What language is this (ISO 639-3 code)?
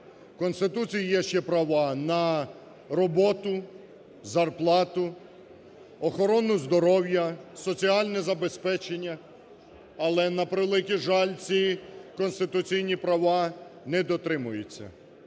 ukr